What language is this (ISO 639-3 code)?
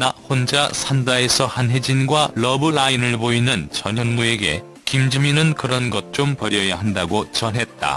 kor